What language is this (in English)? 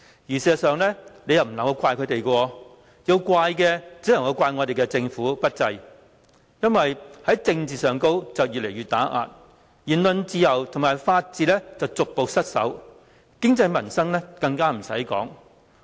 Cantonese